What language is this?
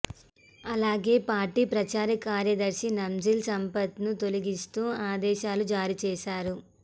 Telugu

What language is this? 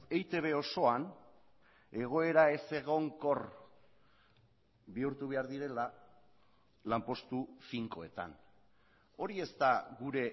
Basque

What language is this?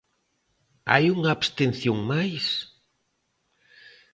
Galician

